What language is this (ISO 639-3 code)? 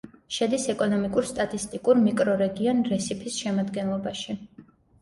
kat